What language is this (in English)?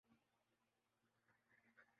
Urdu